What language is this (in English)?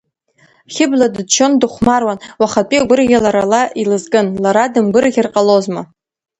Abkhazian